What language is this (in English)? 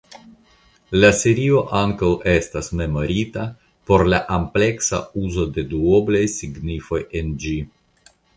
Esperanto